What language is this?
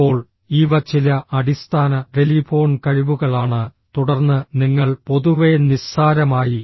Malayalam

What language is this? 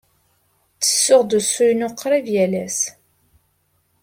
Kabyle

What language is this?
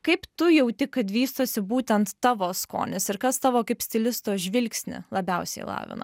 Lithuanian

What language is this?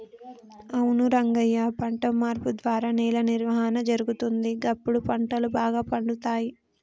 Telugu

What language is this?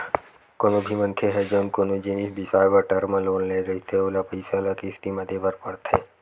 Chhattisgarhi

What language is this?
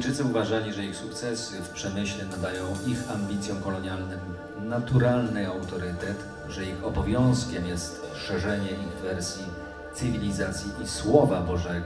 Polish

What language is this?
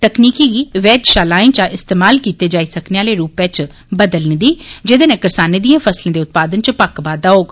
Dogri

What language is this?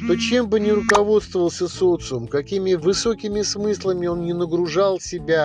Russian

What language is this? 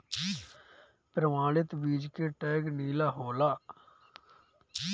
Bhojpuri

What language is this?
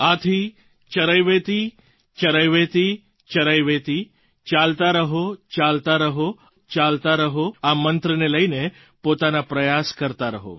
Gujarati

